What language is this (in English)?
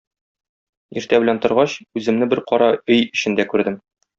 Tatar